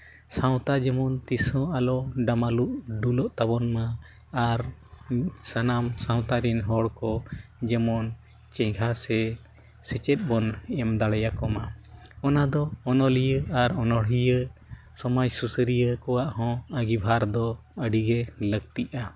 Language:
Santali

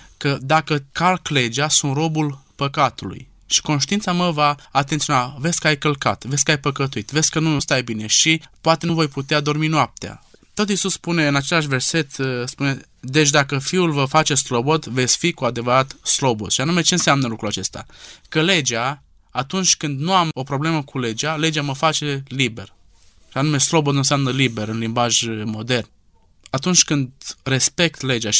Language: Romanian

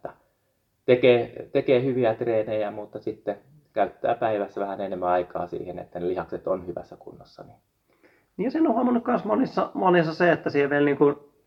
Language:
Finnish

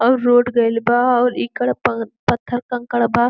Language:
Bhojpuri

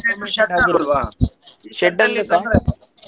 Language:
Kannada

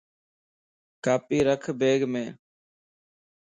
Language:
Lasi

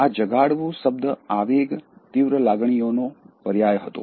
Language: Gujarati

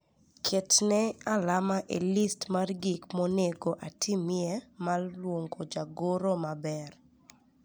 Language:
Luo (Kenya and Tanzania)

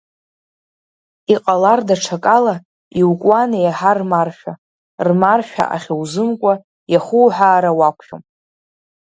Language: Abkhazian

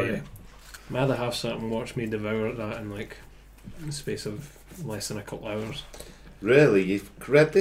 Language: English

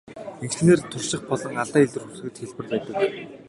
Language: Mongolian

